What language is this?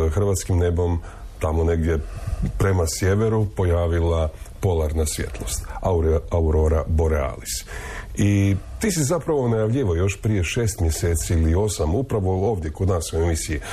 Croatian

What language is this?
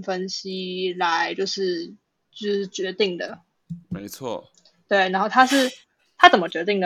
Chinese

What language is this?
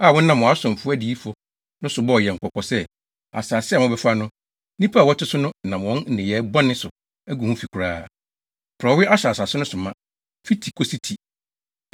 Akan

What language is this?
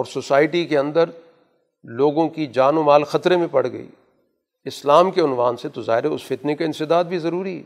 Urdu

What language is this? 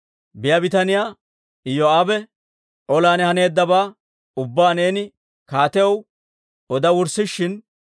Dawro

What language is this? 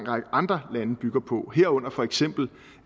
Danish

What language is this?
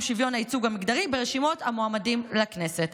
Hebrew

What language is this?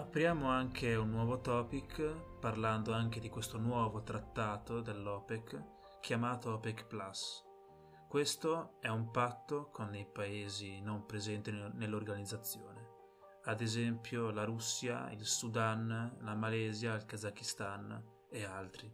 Italian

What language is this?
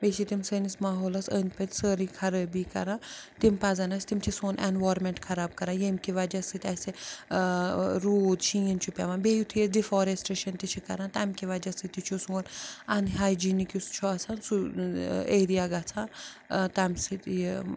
Kashmiri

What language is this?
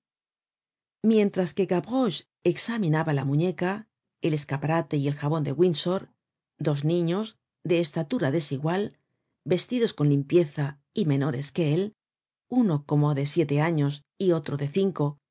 Spanish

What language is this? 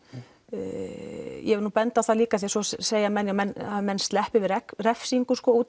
Icelandic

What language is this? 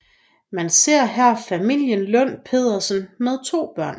Danish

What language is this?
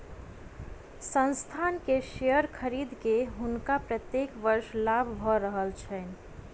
Maithili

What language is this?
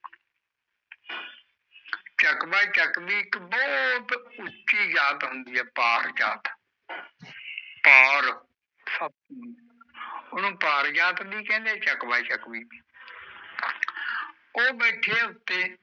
Punjabi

